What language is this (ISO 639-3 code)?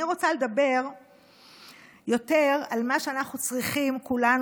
heb